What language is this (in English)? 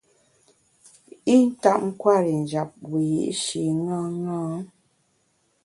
Bamun